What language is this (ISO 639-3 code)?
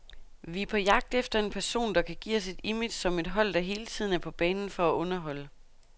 dan